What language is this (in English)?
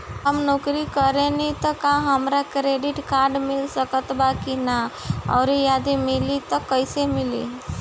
Bhojpuri